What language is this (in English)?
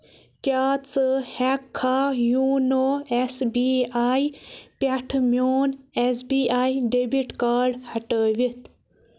Kashmiri